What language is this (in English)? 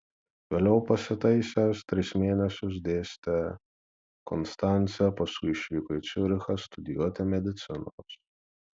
Lithuanian